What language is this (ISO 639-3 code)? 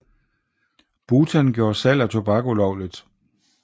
dan